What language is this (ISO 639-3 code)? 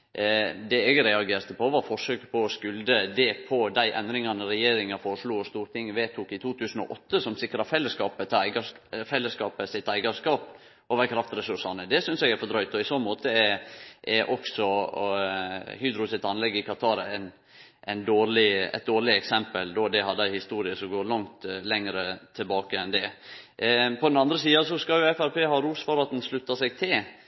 nno